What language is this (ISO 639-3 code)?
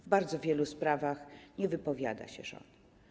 pol